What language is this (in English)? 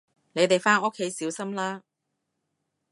Cantonese